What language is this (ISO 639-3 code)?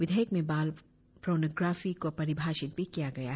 hin